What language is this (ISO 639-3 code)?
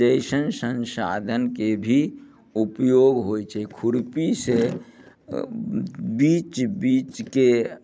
mai